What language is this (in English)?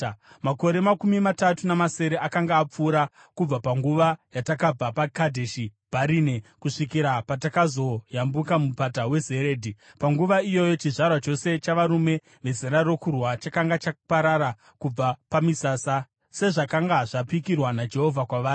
Shona